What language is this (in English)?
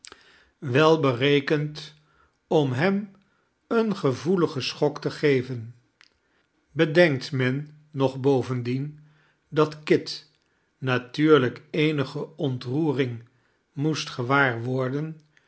Dutch